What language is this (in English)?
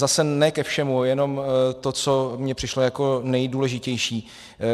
Czech